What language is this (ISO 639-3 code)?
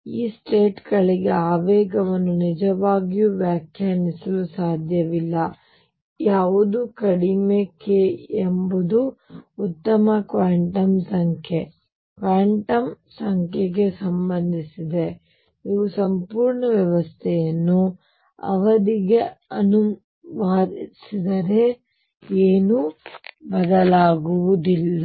kan